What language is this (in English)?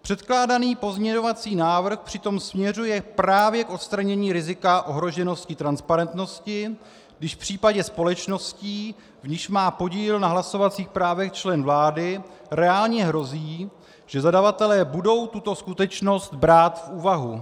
Czech